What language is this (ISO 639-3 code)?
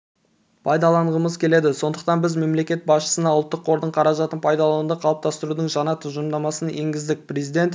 kaz